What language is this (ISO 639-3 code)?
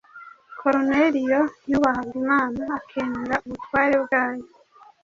kin